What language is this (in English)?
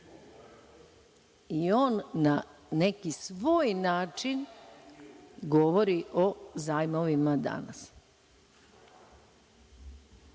Serbian